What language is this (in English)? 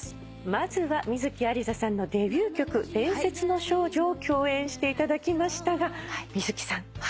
Japanese